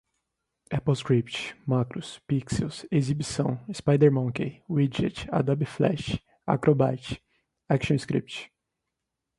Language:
Portuguese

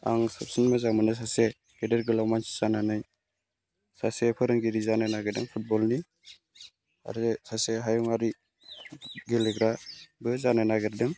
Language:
Bodo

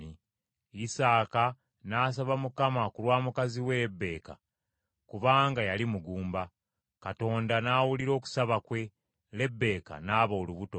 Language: Ganda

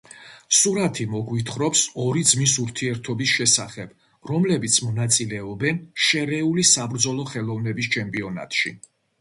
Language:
Georgian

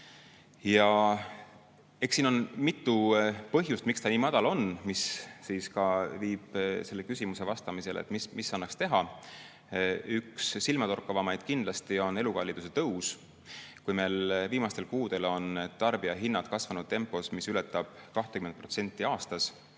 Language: Estonian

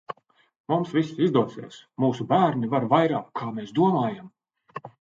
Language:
Latvian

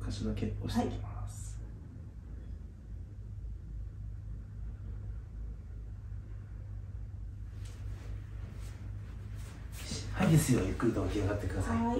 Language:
Japanese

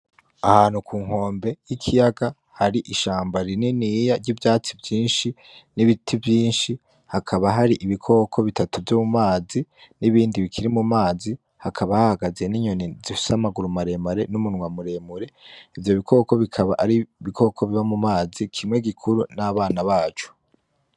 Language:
Rundi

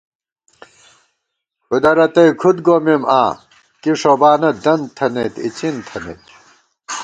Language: Gawar-Bati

